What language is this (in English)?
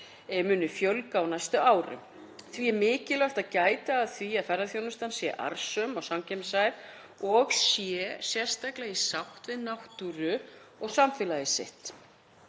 Icelandic